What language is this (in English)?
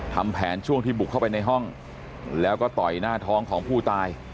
Thai